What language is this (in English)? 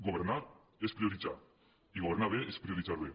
Catalan